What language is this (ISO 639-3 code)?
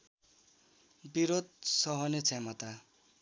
nep